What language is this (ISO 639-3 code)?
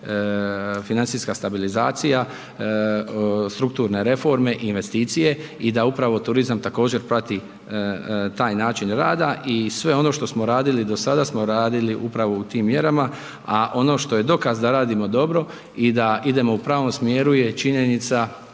hrv